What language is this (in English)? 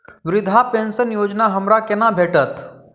Maithili